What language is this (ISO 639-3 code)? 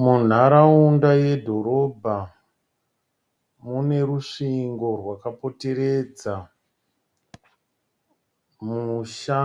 sna